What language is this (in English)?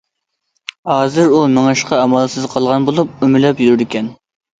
Uyghur